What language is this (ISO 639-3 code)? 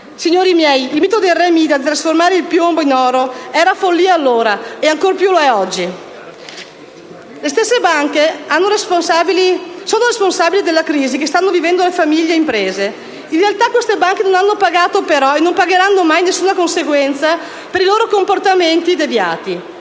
ita